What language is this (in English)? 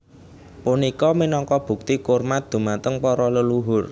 Javanese